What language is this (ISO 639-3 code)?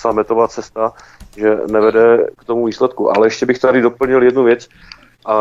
ces